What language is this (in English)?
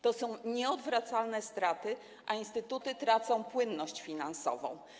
Polish